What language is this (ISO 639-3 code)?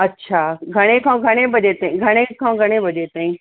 snd